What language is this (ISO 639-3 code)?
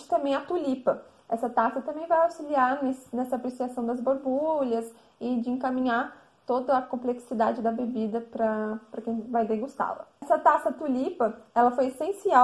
por